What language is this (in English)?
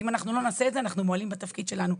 Hebrew